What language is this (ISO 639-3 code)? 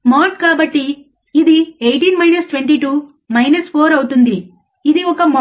tel